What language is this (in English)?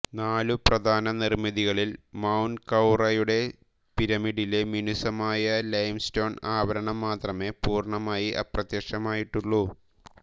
Malayalam